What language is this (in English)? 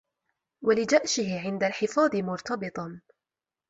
Arabic